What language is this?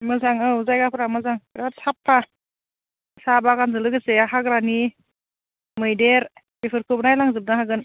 Bodo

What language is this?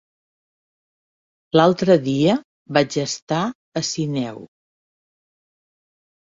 Catalan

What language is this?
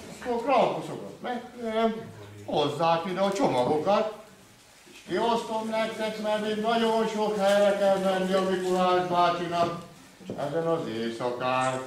Hungarian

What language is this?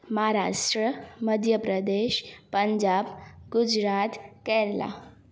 Sindhi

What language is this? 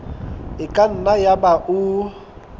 Southern Sotho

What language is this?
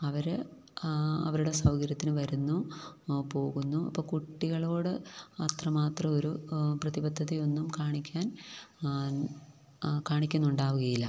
Malayalam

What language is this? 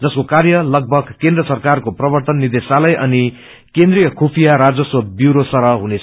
Nepali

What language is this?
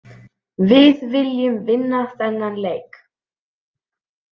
Icelandic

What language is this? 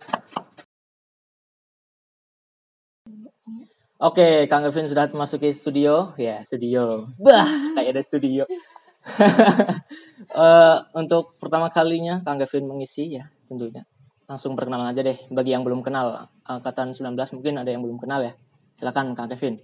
Indonesian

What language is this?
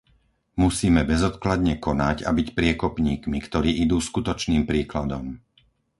Slovak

